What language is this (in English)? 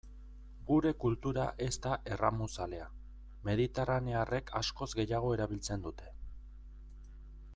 Basque